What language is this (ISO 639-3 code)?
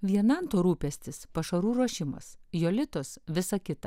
lit